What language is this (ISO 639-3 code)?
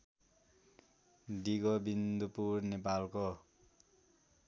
nep